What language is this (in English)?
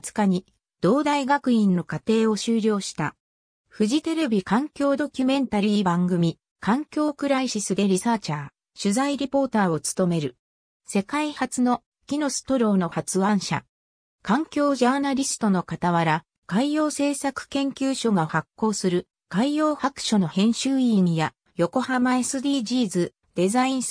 Japanese